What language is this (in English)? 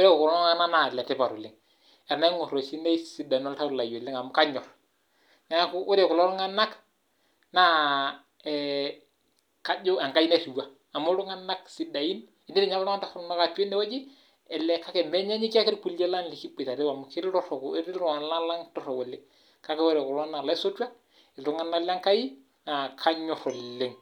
Masai